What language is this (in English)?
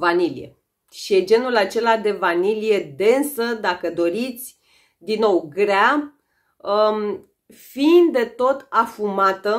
Romanian